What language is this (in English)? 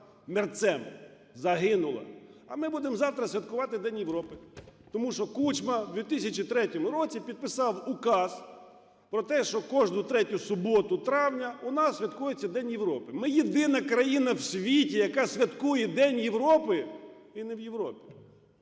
Ukrainian